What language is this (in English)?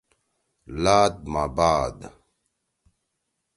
Torwali